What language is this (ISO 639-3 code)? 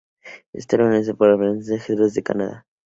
spa